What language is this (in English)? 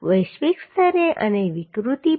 Gujarati